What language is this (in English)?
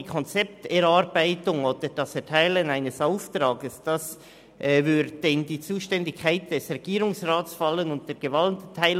Swiss German